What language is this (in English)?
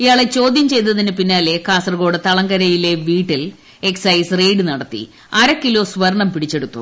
Malayalam